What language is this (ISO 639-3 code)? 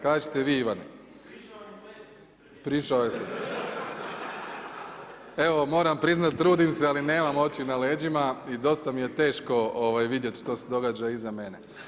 hrv